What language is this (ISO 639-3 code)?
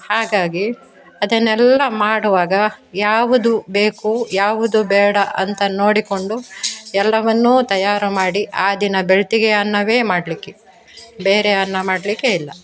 kan